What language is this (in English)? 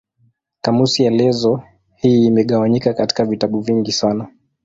Swahili